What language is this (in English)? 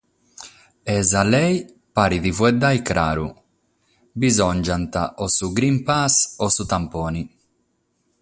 Sardinian